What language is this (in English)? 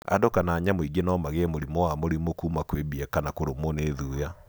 Kikuyu